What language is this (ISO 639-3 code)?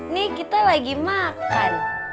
ind